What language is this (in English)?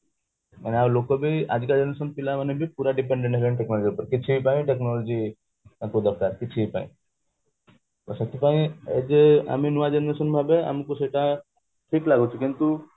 Odia